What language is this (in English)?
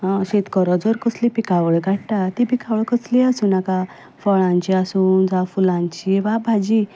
Konkani